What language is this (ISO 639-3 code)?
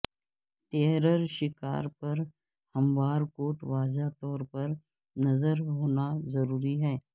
urd